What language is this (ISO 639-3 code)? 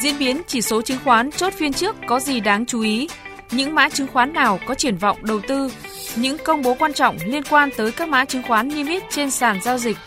vie